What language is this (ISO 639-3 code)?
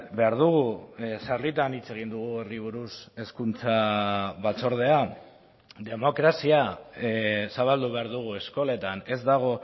eus